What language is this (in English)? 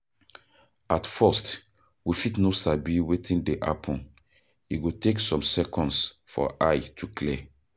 Nigerian Pidgin